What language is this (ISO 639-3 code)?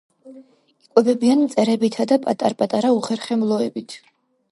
kat